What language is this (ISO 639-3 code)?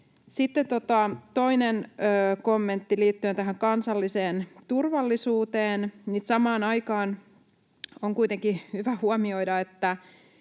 fin